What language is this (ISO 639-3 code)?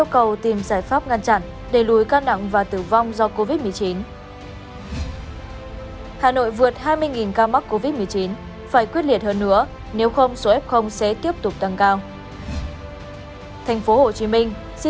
vie